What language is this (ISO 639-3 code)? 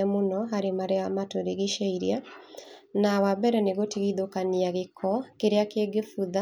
kik